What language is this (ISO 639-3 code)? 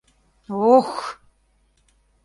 chm